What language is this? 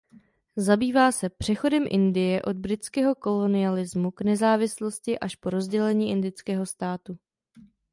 Czech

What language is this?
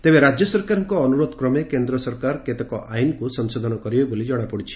Odia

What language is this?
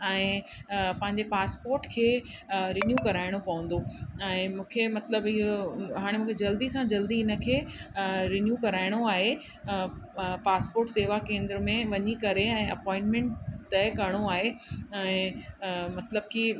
Sindhi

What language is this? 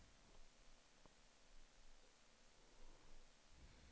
Swedish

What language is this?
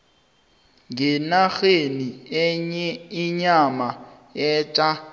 South Ndebele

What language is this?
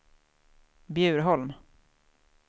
Swedish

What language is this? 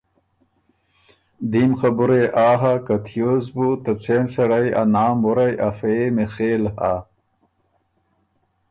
Ormuri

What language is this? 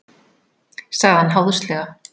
Icelandic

